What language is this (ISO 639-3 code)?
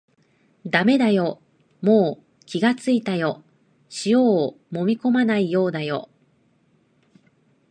jpn